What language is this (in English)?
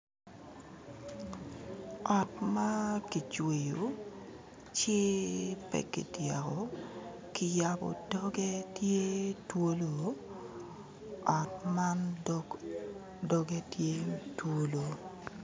Acoli